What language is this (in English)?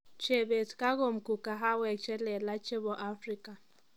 Kalenjin